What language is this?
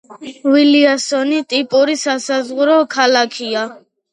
Georgian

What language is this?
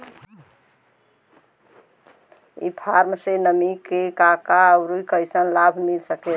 Bhojpuri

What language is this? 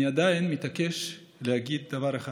Hebrew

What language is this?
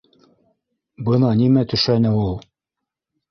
Bashkir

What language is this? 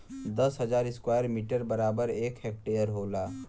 Bhojpuri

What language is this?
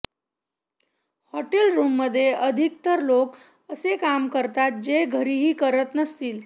Marathi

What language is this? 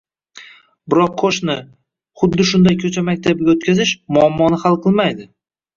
Uzbek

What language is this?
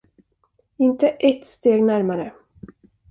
Swedish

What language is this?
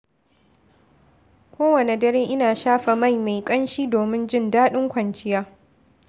Hausa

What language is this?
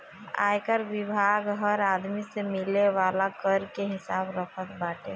Bhojpuri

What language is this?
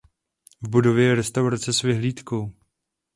Czech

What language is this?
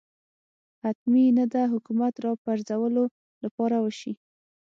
Pashto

